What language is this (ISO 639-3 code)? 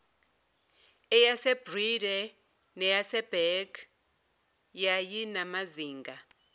zul